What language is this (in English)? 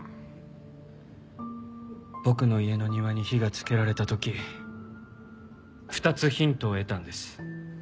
Japanese